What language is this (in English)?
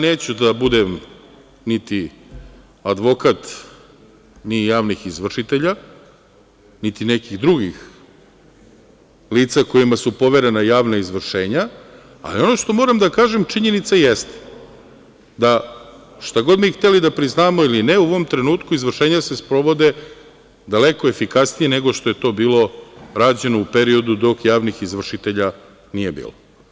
Serbian